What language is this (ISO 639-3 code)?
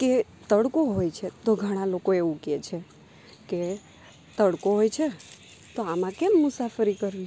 guj